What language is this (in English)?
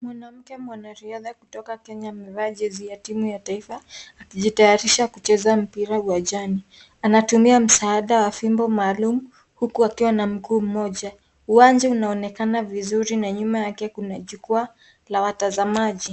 Swahili